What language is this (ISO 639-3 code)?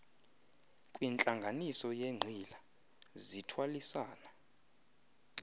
xho